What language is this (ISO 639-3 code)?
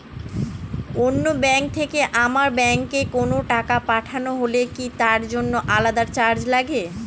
ben